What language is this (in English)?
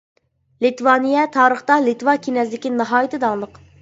Uyghur